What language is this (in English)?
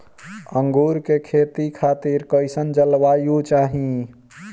Bhojpuri